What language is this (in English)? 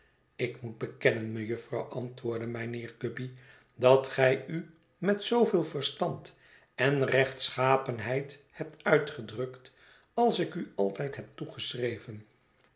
Dutch